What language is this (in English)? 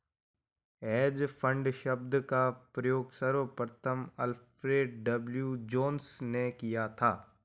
Hindi